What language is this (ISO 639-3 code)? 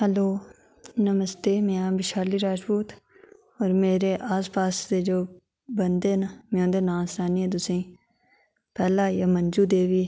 doi